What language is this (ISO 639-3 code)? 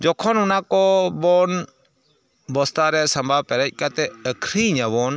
sat